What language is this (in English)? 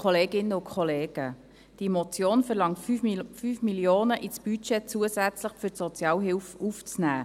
Swiss German